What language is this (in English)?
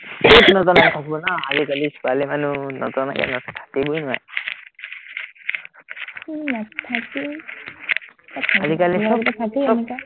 Assamese